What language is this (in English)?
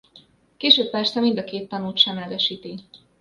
Hungarian